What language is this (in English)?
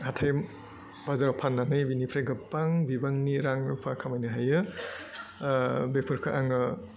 Bodo